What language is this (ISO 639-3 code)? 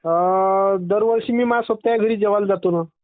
mar